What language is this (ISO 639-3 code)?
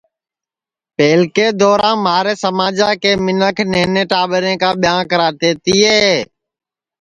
ssi